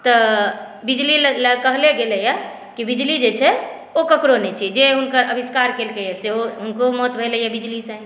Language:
Maithili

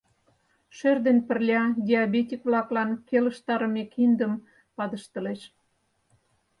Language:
Mari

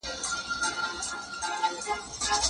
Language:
Pashto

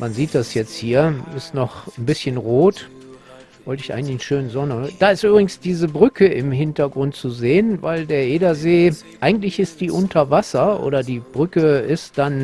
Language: German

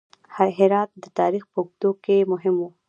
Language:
Pashto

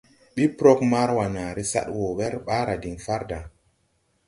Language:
Tupuri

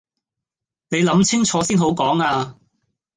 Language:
Cantonese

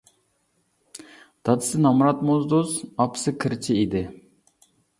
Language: Uyghur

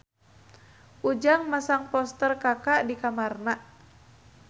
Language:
Sundanese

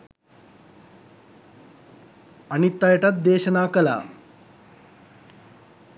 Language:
Sinhala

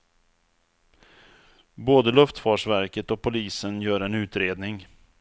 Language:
Swedish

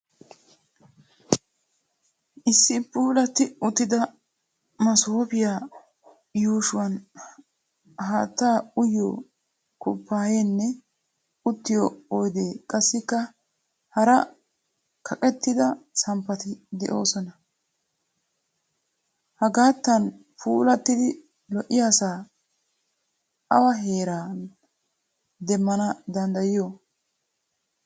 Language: Wolaytta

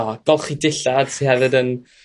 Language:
Welsh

